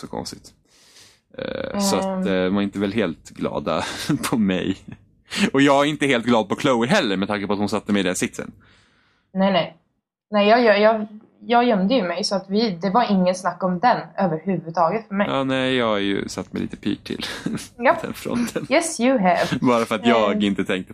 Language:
Swedish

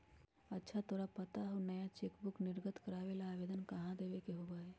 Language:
Magahi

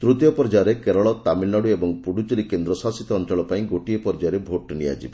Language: Odia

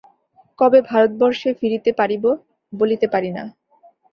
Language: Bangla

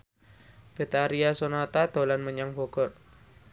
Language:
Javanese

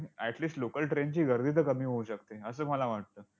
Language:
Marathi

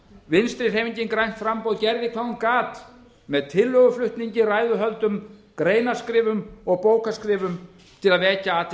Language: Icelandic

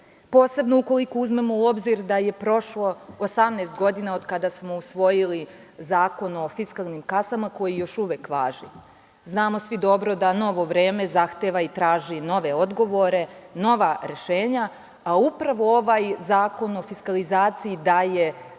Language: Serbian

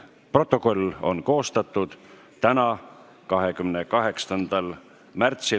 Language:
Estonian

